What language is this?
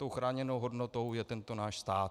Czech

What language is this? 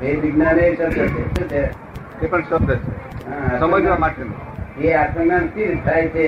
Gujarati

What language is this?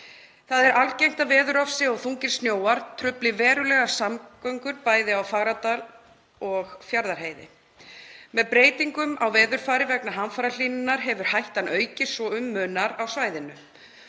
Icelandic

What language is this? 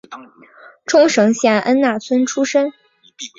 Chinese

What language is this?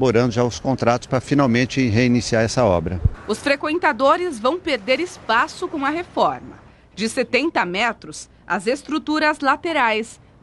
Portuguese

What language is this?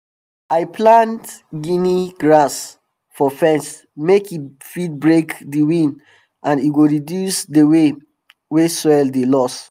Nigerian Pidgin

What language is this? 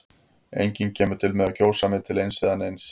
Icelandic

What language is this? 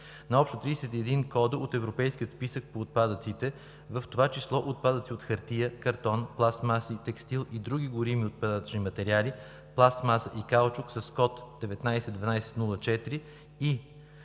Bulgarian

